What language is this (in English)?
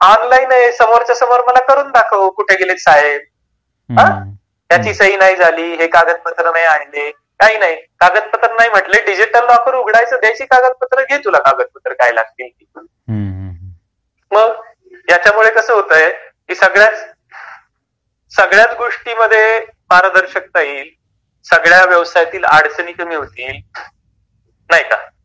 Marathi